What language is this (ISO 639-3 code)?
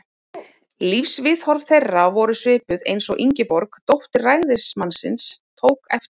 isl